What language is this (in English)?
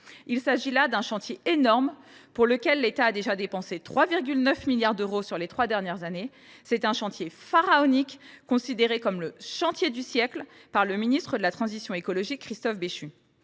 French